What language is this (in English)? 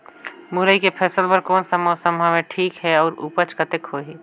Chhattisgarhi